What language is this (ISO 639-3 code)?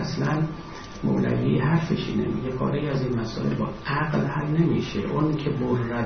fas